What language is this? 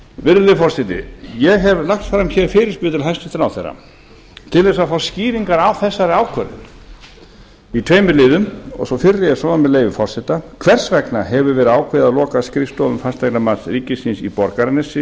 Icelandic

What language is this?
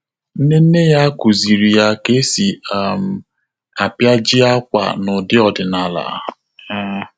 Igbo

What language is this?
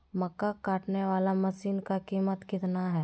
Magahi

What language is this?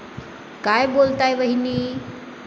Marathi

